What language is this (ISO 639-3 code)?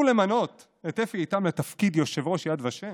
heb